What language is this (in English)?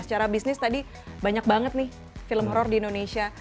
Indonesian